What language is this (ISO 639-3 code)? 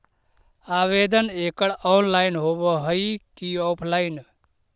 mag